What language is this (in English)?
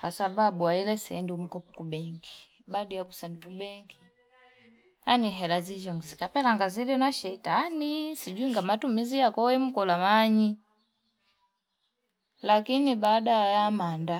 Fipa